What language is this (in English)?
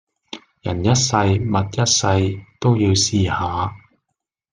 Cantonese